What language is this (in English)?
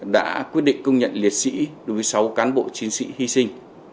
Vietnamese